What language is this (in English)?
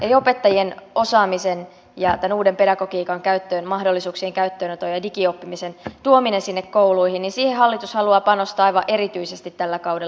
Finnish